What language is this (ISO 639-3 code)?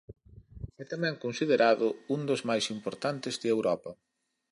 glg